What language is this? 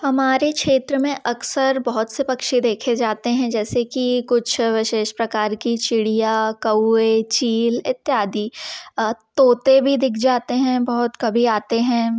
Hindi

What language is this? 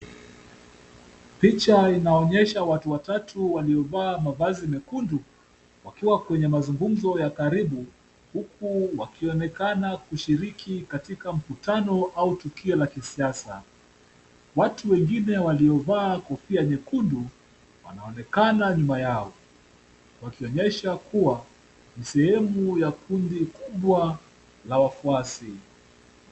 Swahili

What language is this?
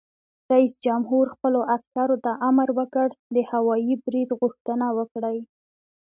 Pashto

